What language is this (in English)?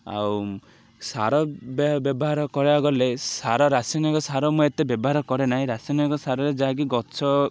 Odia